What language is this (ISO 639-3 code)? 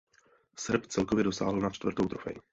ces